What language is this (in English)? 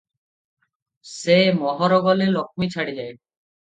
Odia